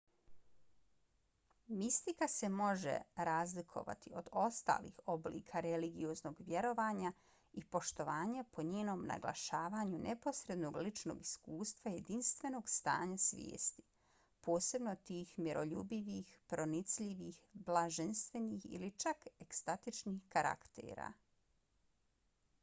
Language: Bosnian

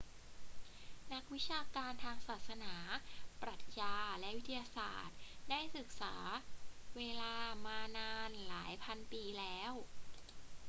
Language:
Thai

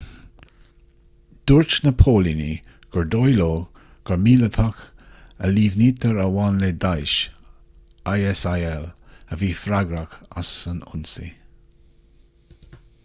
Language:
Irish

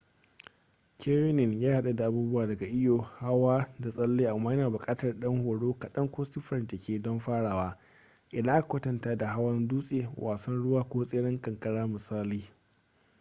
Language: Hausa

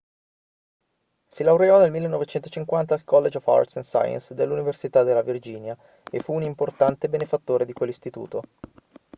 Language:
Italian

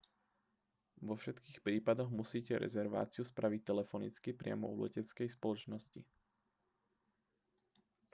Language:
Slovak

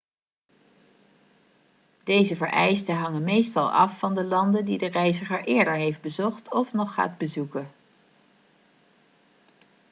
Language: Dutch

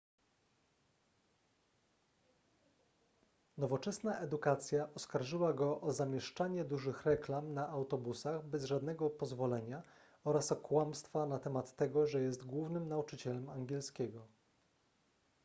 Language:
Polish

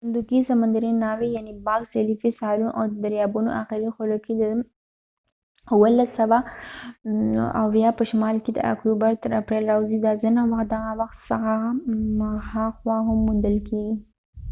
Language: Pashto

